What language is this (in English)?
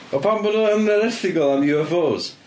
Welsh